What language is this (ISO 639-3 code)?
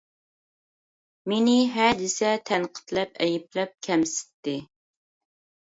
uig